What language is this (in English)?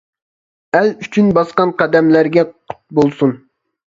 Uyghur